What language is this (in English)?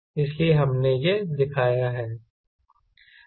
Hindi